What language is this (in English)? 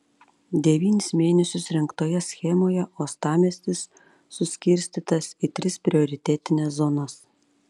Lithuanian